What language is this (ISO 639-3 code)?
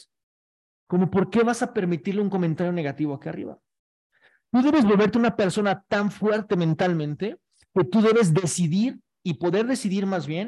spa